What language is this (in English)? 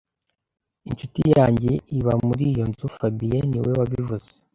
Kinyarwanda